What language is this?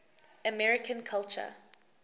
English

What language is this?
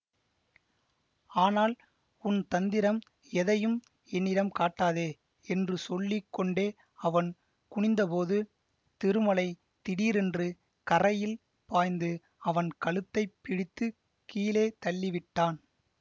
Tamil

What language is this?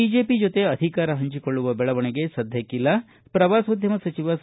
Kannada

